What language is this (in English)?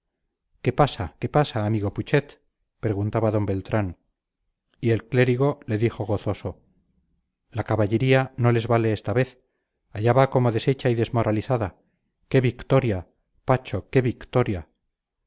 Spanish